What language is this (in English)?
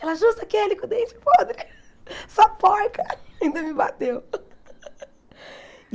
Portuguese